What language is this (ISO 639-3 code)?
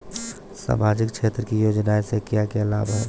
bho